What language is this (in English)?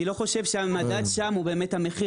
Hebrew